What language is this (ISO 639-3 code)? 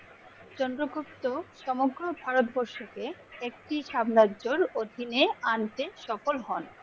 ben